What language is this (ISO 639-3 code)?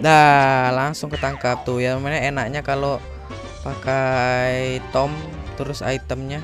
ind